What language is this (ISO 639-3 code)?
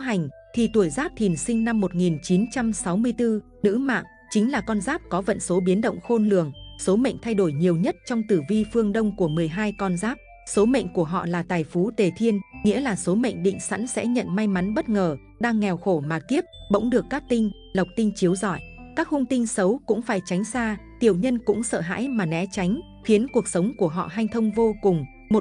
vie